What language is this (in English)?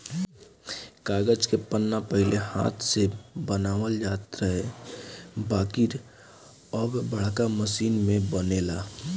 Bhojpuri